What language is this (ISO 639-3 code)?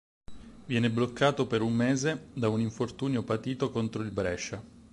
ita